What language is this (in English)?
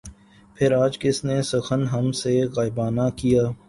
Urdu